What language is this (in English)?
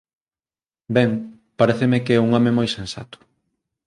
Galician